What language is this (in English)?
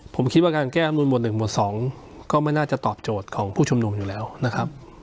Thai